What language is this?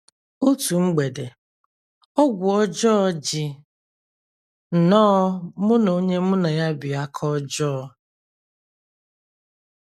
Igbo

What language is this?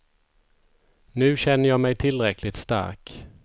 Swedish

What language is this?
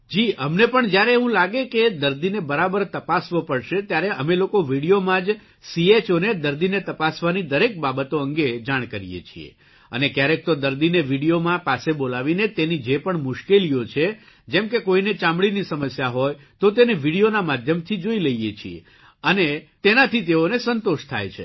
Gujarati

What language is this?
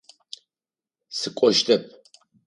Adyghe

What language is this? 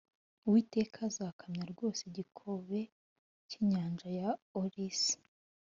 Kinyarwanda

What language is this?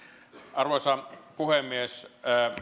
Finnish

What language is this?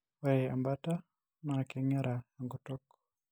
Masai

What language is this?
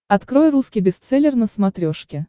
Russian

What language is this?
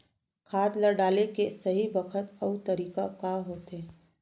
Chhattisgarhi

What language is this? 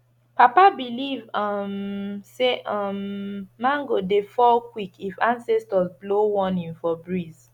Nigerian Pidgin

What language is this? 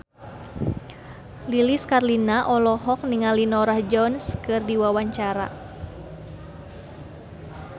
Sundanese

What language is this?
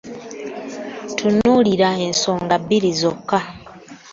Ganda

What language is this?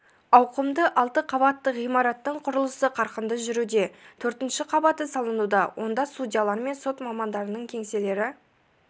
Kazakh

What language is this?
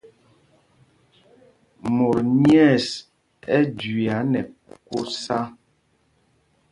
Mpumpong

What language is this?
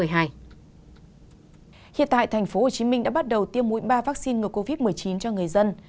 Vietnamese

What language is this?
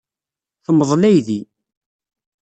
Kabyle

